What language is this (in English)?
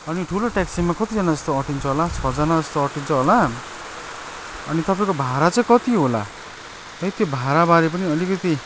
Nepali